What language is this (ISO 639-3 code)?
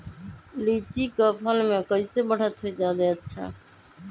mag